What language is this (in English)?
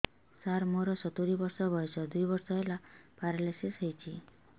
Odia